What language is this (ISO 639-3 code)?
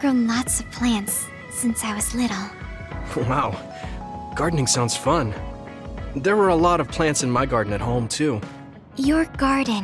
eng